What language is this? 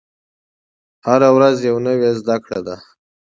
Pashto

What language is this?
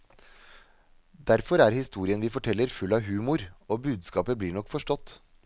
Norwegian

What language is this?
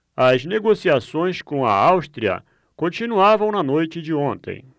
Portuguese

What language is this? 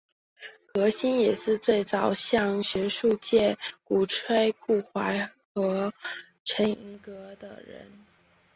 Chinese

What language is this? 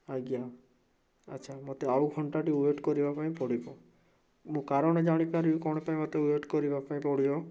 Odia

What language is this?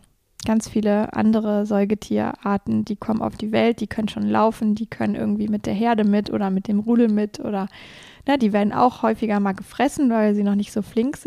German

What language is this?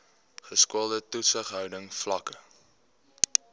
Afrikaans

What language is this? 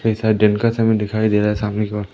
Hindi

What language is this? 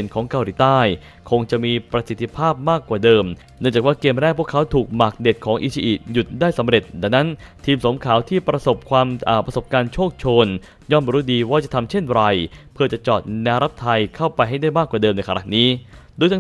Thai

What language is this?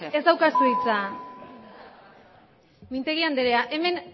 Basque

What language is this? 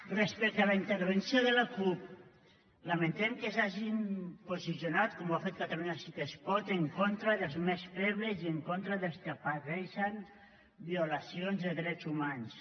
Catalan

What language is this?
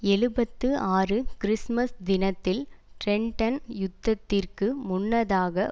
Tamil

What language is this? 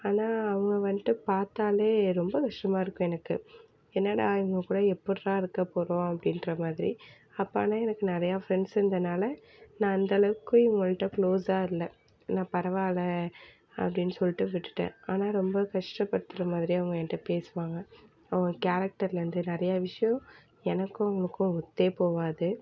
Tamil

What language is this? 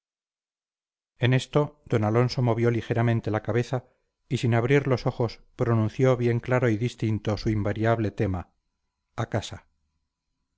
Spanish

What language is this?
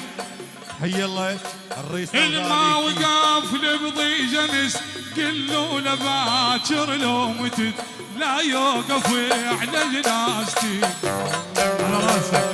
Arabic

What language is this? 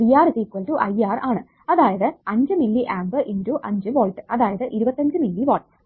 Malayalam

